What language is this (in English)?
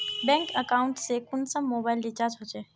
Magahi